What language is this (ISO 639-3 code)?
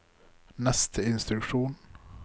nor